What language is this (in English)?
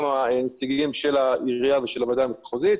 Hebrew